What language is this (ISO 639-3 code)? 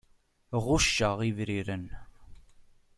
kab